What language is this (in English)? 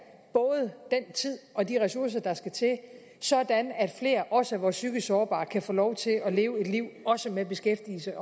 Danish